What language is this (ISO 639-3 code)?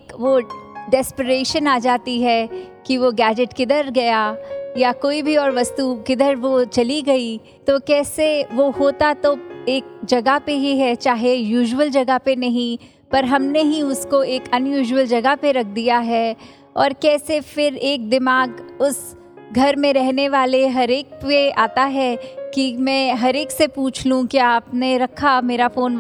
hin